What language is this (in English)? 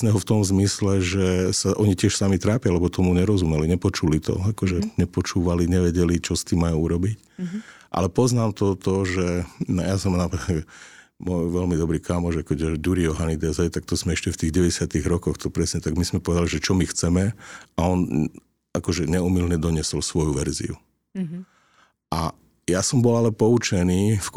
Slovak